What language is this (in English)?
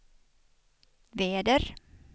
Swedish